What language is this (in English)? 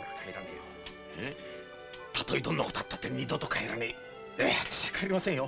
Japanese